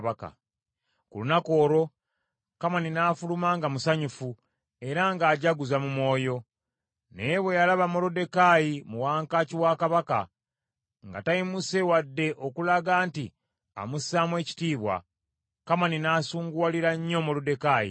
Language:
Ganda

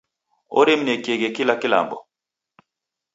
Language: Taita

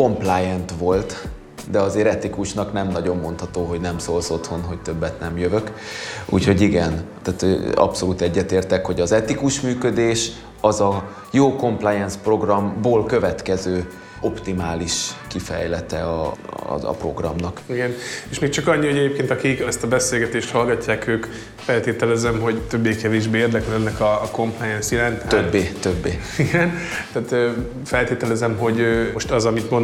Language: Hungarian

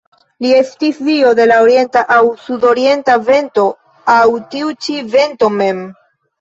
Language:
Esperanto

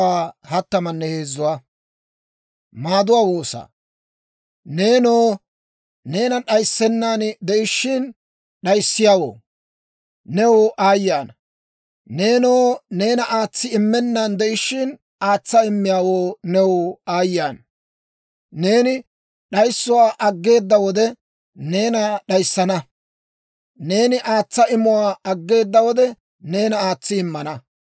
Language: Dawro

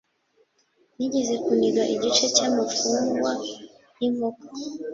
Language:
Kinyarwanda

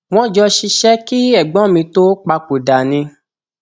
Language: Yoruba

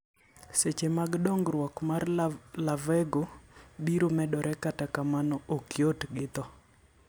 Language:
Luo (Kenya and Tanzania)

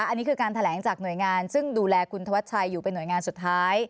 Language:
Thai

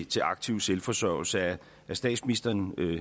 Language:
Danish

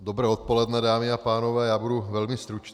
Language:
Czech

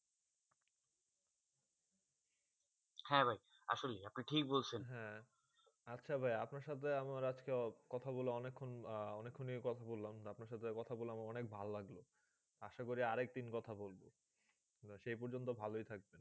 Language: Bangla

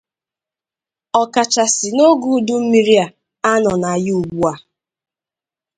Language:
Igbo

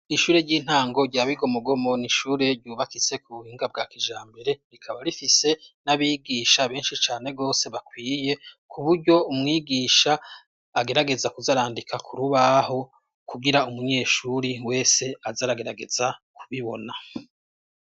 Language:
Rundi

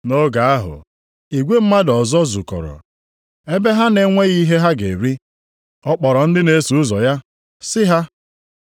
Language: Igbo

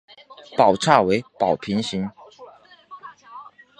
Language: Chinese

